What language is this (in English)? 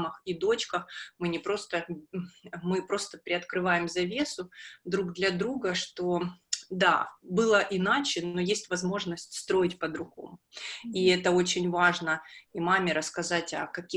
Russian